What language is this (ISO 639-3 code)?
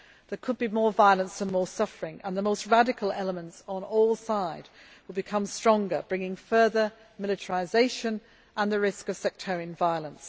eng